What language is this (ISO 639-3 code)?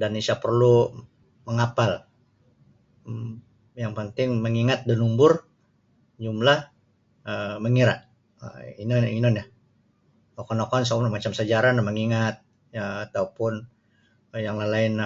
bsy